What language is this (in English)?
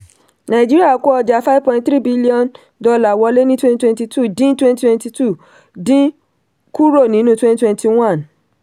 Yoruba